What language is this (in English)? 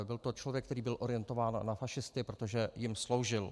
Czech